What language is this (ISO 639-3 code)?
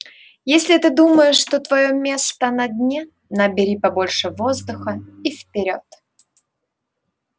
rus